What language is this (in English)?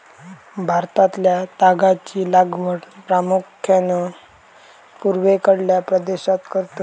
Marathi